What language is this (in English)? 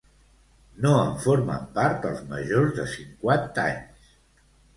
Catalan